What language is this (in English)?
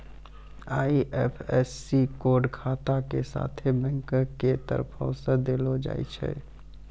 Maithili